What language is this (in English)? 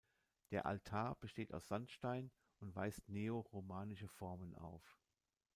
German